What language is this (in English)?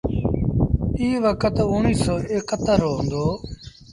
Sindhi Bhil